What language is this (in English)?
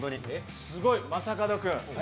Japanese